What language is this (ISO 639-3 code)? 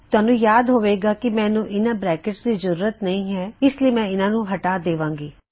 pan